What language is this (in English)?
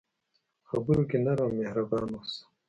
Pashto